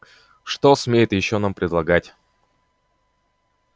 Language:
Russian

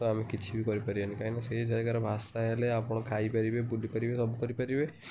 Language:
Odia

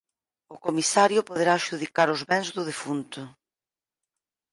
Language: Galician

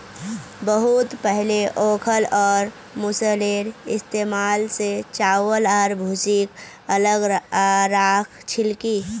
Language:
Magahi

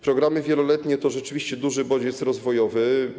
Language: Polish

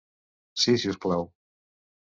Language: Catalan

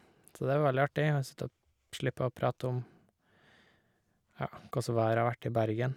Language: Norwegian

